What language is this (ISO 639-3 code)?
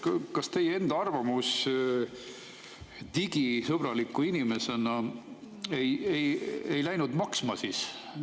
est